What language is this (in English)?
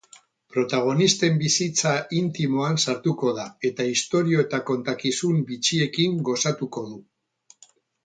Basque